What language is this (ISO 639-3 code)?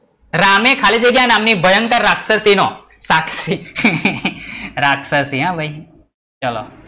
guj